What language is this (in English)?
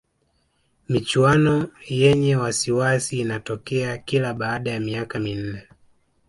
Swahili